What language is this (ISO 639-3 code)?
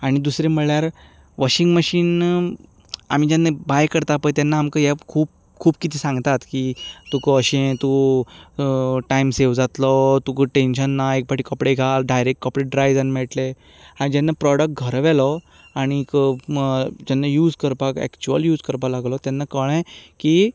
kok